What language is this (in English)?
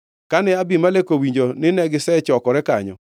Luo (Kenya and Tanzania)